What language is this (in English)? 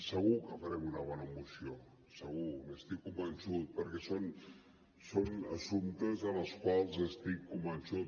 Catalan